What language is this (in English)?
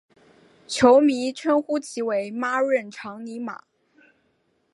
Chinese